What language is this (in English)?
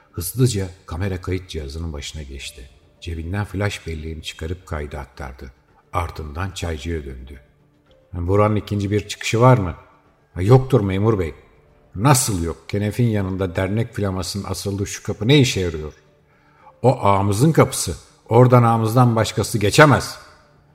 Turkish